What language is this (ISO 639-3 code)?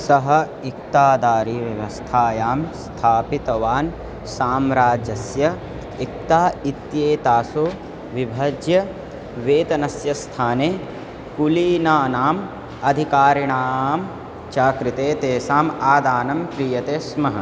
san